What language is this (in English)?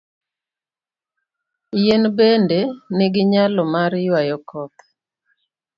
Luo (Kenya and Tanzania)